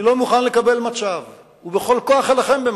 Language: Hebrew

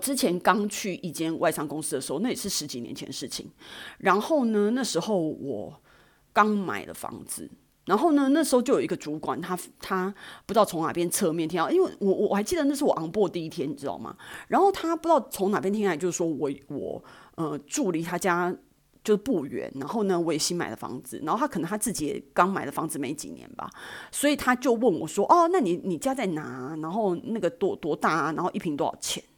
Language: Chinese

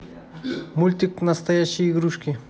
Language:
Russian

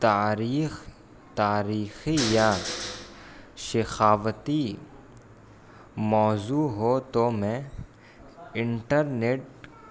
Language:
Urdu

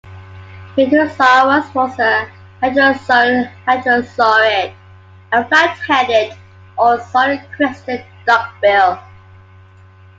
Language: English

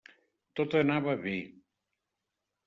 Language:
Catalan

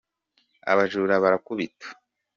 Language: Kinyarwanda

